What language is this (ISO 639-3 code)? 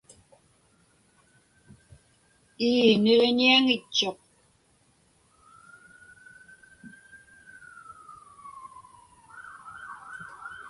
ipk